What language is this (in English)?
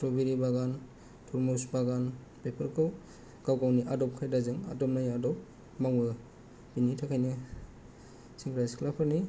Bodo